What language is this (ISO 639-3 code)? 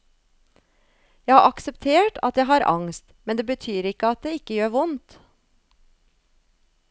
nor